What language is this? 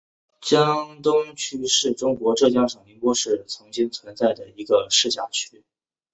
Chinese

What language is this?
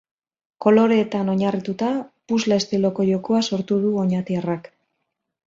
Basque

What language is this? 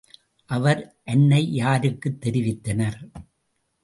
Tamil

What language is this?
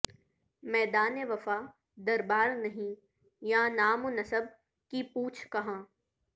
Urdu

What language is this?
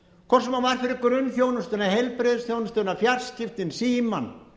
Icelandic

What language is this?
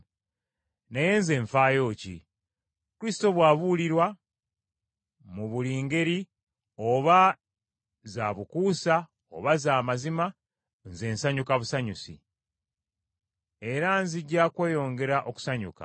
Ganda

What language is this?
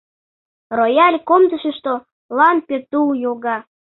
Mari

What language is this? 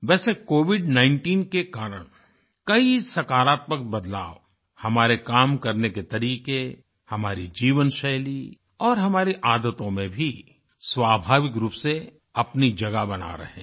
Hindi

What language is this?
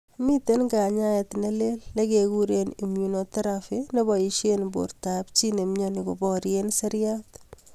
Kalenjin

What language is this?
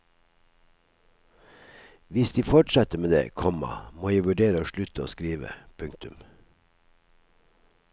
Norwegian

